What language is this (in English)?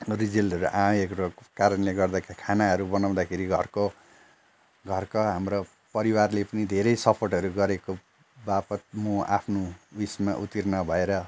Nepali